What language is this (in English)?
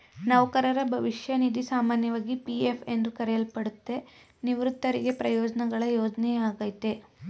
Kannada